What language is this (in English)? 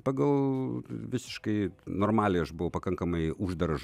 Lithuanian